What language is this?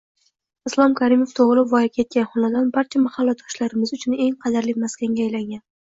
Uzbek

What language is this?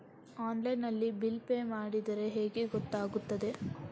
Kannada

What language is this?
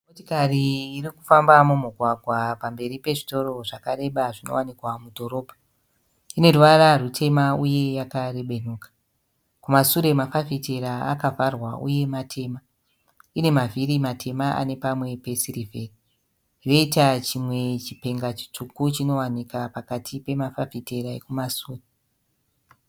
Shona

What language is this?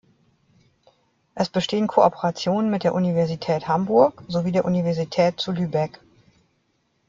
German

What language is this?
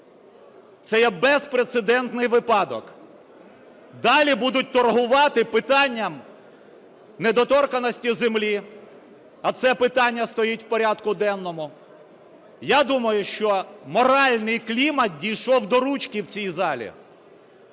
Ukrainian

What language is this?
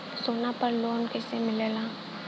Bhojpuri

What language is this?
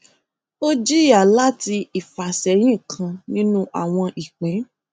Yoruba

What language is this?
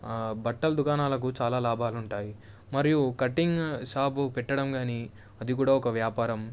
Telugu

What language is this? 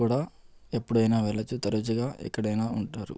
Telugu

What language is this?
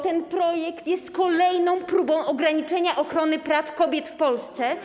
Polish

